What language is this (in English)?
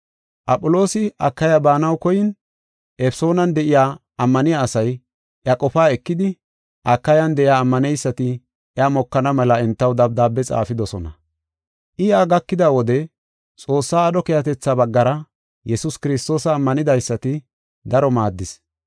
Gofa